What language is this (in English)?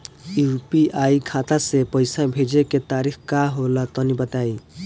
Bhojpuri